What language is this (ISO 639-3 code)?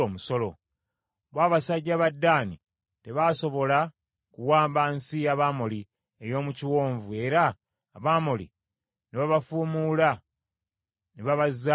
lug